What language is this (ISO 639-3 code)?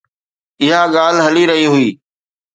snd